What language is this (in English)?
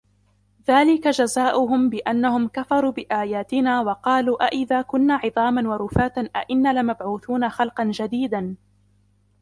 Arabic